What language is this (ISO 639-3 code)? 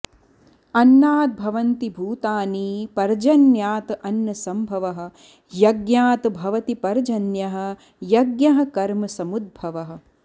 san